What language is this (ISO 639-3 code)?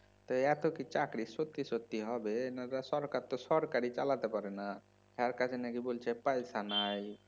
ben